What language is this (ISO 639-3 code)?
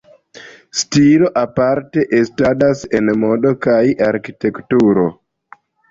epo